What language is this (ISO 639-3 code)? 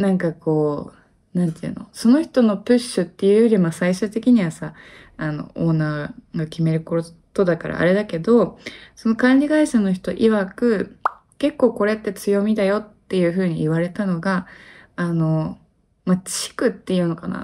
jpn